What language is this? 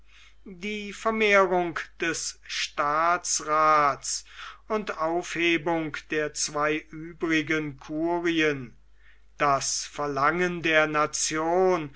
German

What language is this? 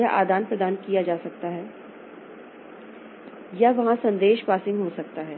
Hindi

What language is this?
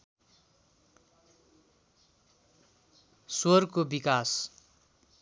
Nepali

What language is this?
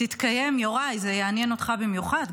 Hebrew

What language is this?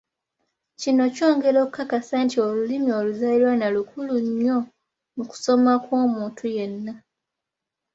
Ganda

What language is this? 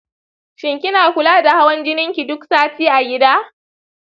Hausa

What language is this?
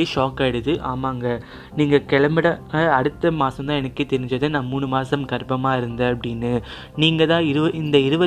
Tamil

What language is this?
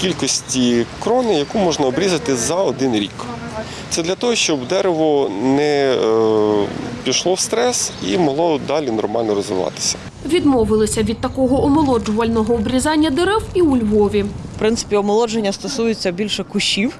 Ukrainian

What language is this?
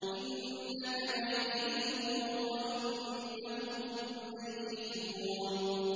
Arabic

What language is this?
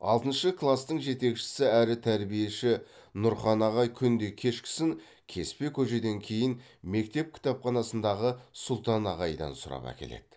Kazakh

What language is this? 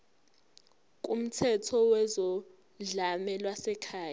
Zulu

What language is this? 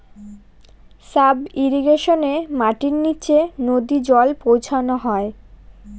Bangla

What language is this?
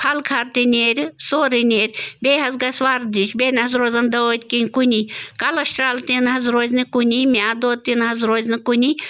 Kashmiri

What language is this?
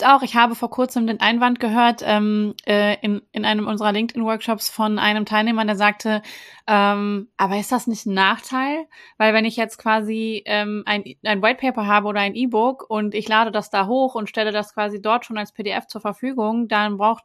German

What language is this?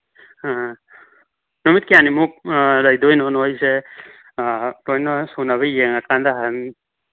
Manipuri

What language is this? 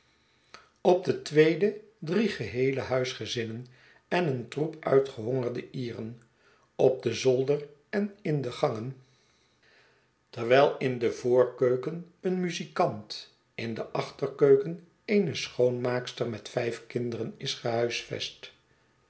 Dutch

